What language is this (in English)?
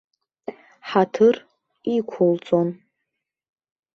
Abkhazian